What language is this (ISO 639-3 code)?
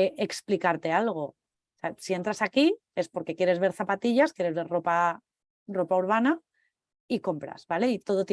spa